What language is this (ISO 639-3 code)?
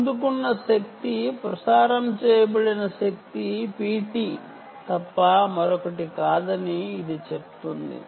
tel